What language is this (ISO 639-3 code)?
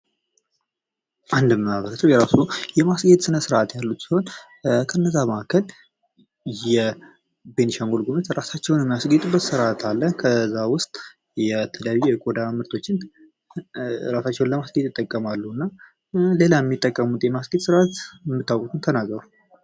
amh